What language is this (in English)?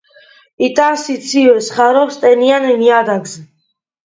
Georgian